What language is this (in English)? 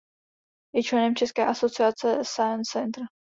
Czech